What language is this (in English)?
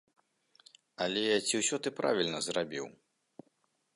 Belarusian